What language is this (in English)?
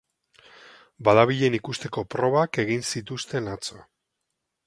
Basque